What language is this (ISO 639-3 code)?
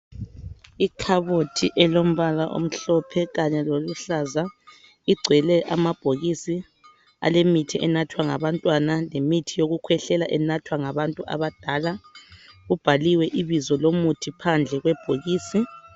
nde